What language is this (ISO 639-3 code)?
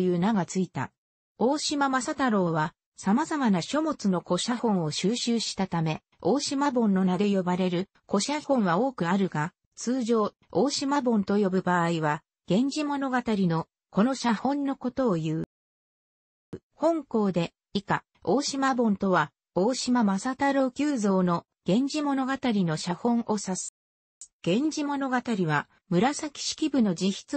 jpn